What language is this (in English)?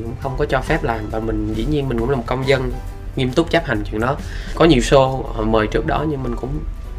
Vietnamese